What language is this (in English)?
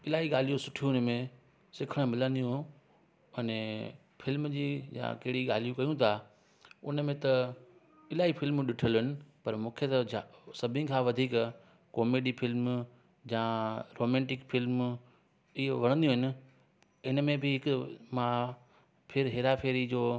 Sindhi